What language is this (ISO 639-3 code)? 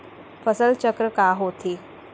hne